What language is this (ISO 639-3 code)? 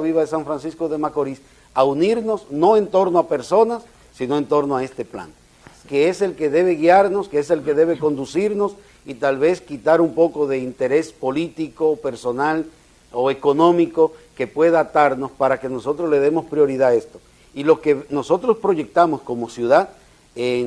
spa